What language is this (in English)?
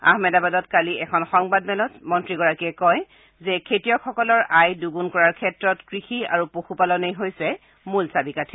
Assamese